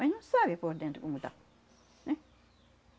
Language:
Portuguese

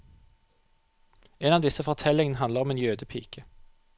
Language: Norwegian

